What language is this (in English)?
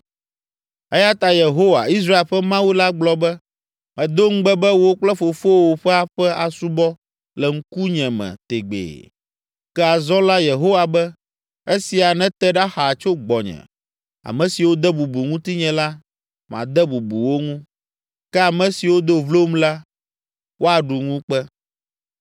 Ewe